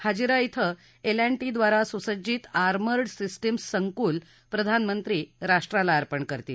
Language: Marathi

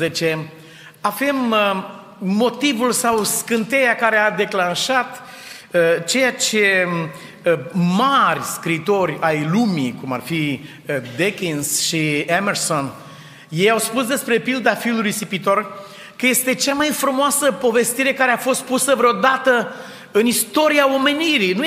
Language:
Romanian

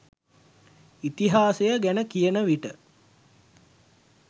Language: Sinhala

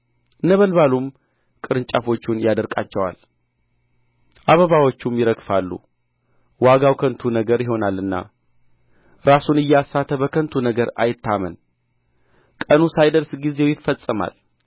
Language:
Amharic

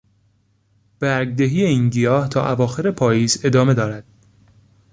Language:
Persian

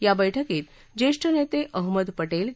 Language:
Marathi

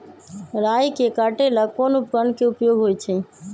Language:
Magahi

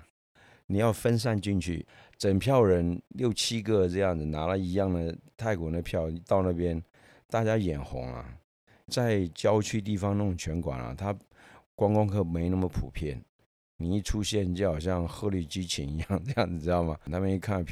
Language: Chinese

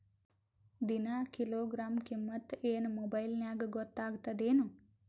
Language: Kannada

